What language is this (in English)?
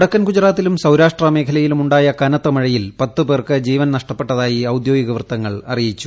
Malayalam